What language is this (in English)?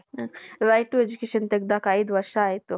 Kannada